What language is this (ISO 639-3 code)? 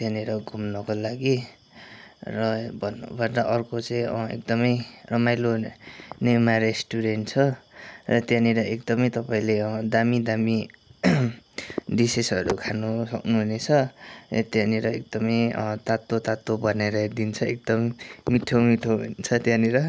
nep